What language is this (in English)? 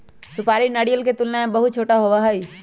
Magahi